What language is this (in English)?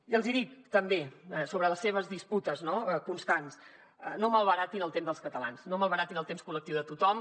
Catalan